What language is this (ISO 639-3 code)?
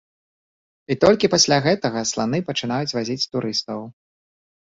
bel